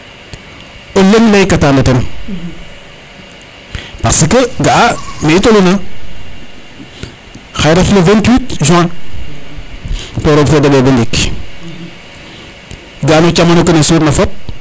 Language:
Serer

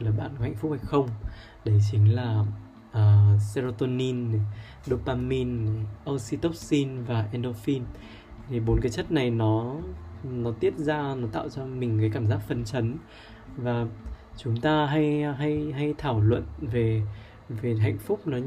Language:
Vietnamese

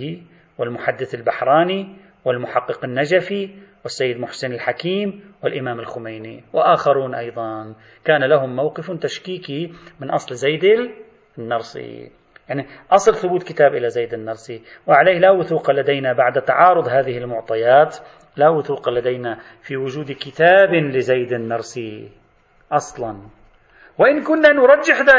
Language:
Arabic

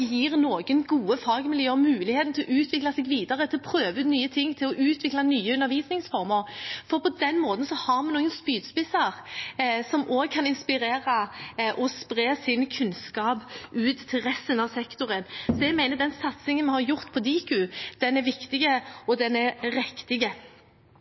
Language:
Norwegian Bokmål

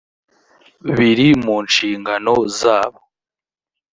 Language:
Kinyarwanda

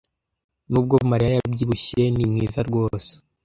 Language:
Kinyarwanda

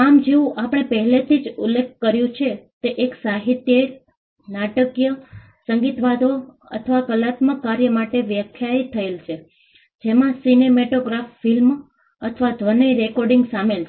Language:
Gujarati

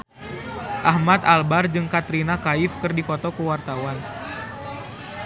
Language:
Sundanese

